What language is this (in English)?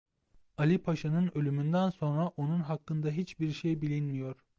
Turkish